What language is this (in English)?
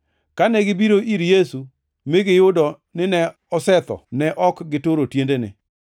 Luo (Kenya and Tanzania)